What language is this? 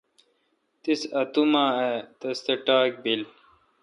Kalkoti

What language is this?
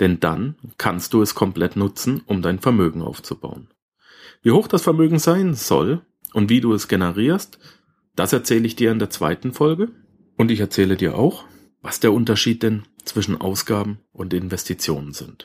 German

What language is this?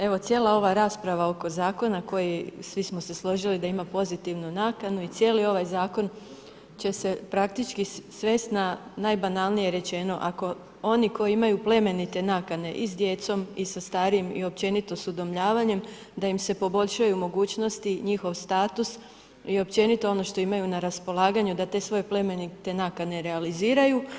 Croatian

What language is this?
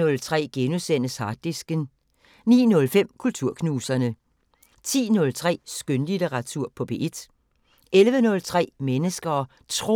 Danish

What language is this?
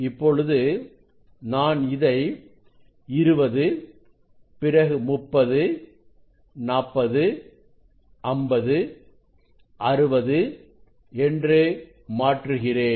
Tamil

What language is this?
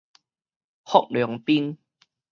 Min Nan Chinese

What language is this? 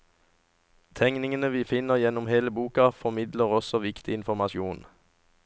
Norwegian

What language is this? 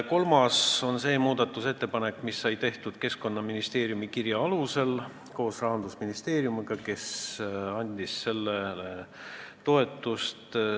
Estonian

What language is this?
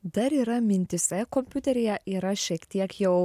Lithuanian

